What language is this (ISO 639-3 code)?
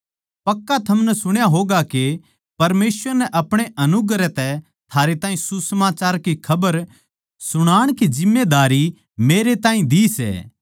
bgc